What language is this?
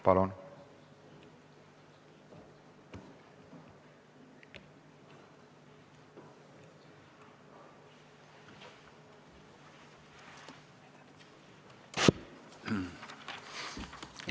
Estonian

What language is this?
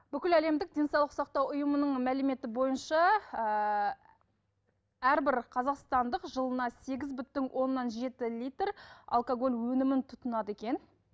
Kazakh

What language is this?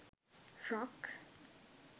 Sinhala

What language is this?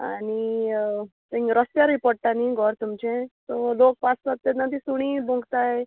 Konkani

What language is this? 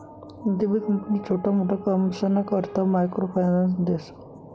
Marathi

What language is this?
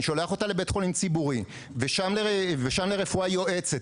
Hebrew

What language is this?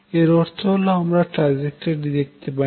Bangla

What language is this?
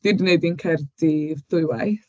Welsh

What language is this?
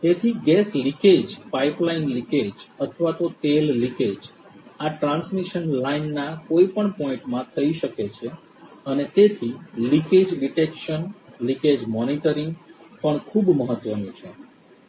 Gujarati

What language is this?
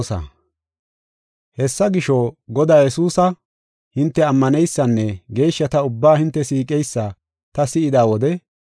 Gofa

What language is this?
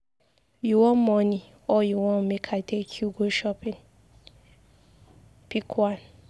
Nigerian Pidgin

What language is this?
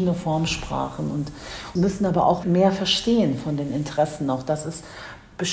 German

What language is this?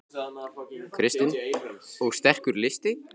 Icelandic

